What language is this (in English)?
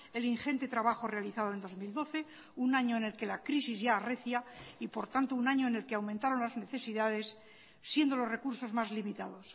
Spanish